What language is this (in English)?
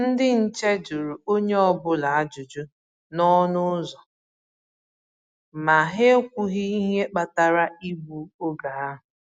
Igbo